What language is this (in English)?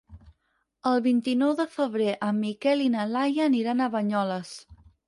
Catalan